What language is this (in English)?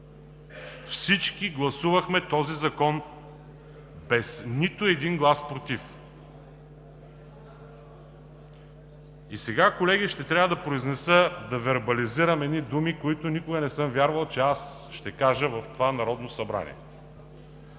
Bulgarian